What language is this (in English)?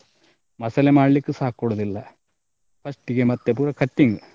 Kannada